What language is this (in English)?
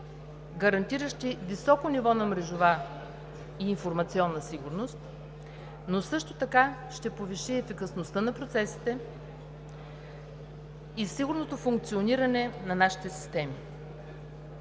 Bulgarian